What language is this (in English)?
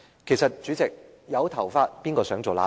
Cantonese